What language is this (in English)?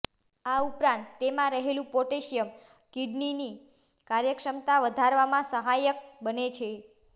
Gujarati